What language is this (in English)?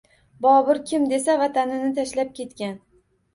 Uzbek